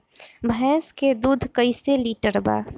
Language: Bhojpuri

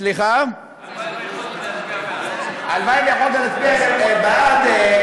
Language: Hebrew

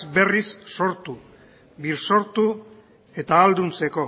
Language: Basque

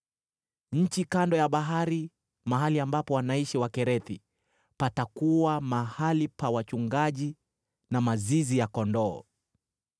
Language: Swahili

